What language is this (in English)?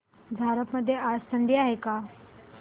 Marathi